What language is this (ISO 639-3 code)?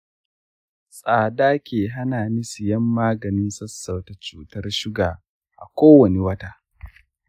hau